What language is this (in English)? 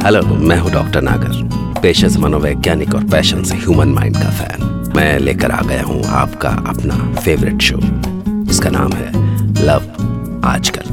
Hindi